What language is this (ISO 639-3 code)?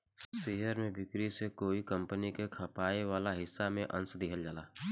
bho